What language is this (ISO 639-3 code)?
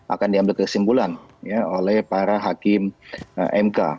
ind